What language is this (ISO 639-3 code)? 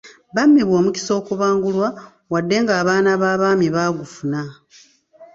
lug